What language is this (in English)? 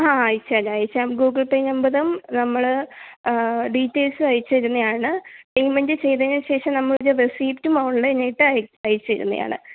Malayalam